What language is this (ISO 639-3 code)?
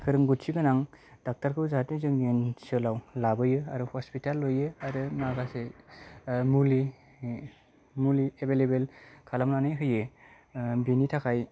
brx